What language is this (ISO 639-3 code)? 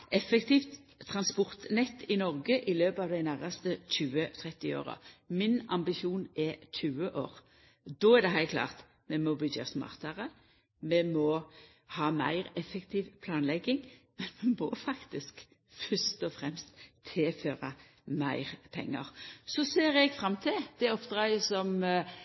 nno